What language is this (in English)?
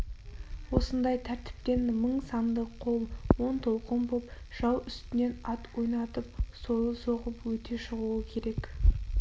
Kazakh